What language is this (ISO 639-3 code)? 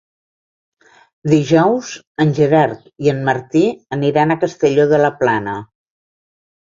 cat